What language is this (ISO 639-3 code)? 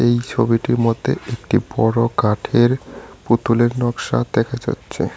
ben